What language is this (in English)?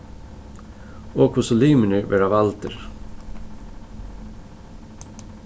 Faroese